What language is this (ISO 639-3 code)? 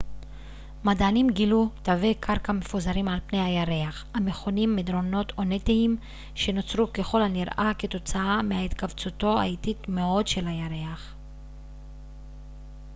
heb